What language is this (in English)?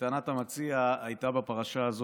Hebrew